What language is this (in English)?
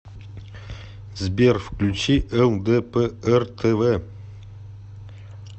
Russian